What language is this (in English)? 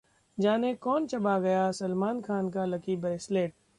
Hindi